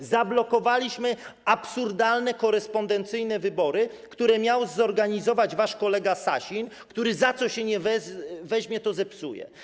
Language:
Polish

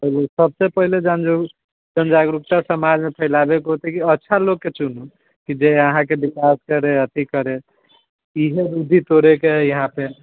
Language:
Maithili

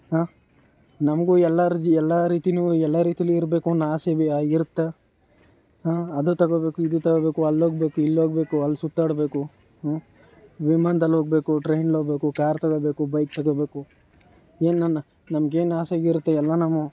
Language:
Kannada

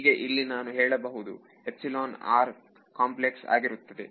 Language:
Kannada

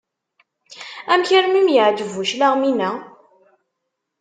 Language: Kabyle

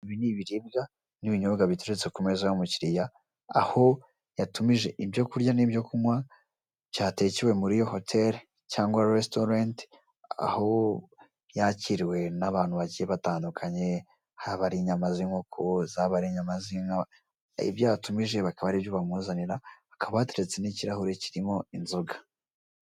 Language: Kinyarwanda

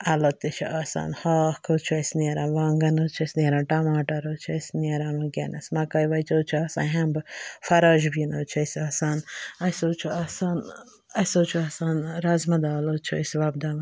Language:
Kashmiri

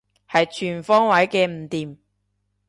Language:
Cantonese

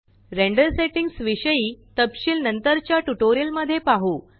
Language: Marathi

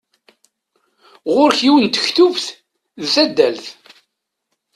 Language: Kabyle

